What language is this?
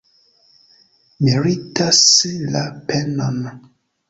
Esperanto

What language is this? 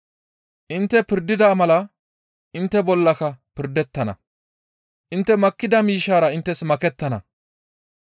Gamo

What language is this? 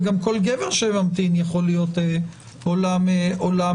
Hebrew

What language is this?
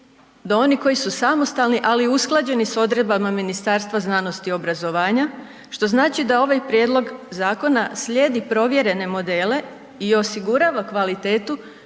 Croatian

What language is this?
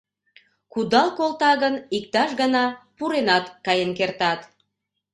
Mari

